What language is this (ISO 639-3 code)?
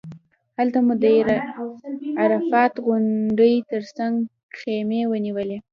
pus